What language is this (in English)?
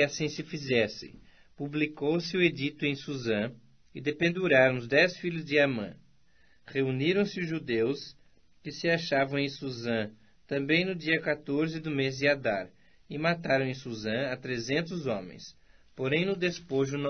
Portuguese